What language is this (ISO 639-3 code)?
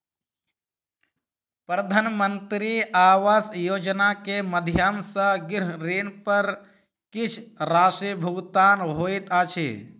mai